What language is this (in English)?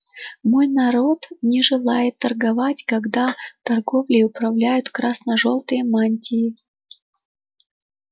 Russian